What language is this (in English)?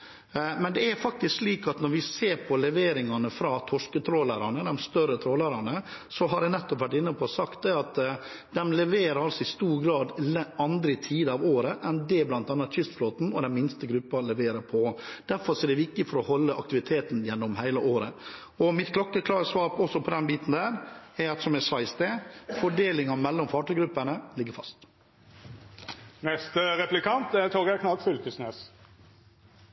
Norwegian